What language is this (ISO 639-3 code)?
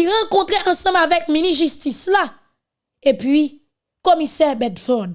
fra